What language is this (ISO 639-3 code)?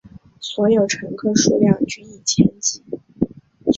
zho